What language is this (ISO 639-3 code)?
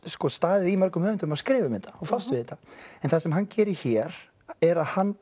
isl